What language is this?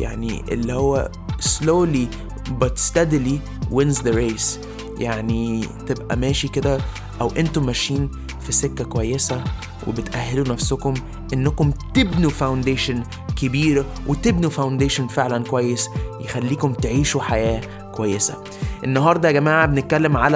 Arabic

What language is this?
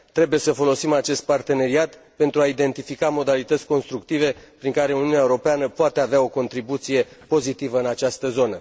Romanian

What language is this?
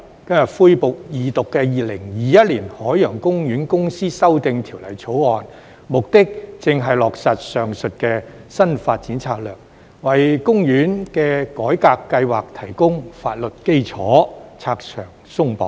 Cantonese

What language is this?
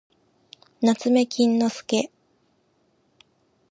Japanese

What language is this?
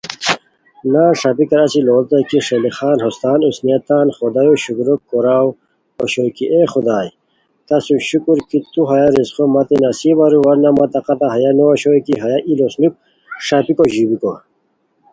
Khowar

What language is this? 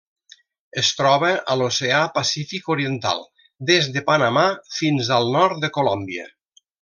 Catalan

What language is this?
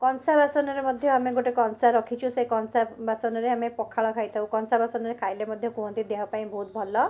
Odia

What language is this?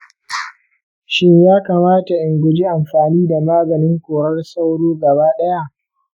Hausa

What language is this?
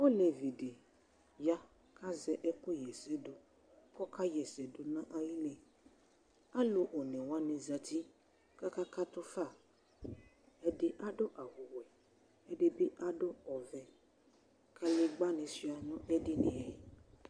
Ikposo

